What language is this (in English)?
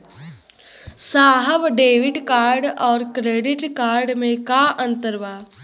Bhojpuri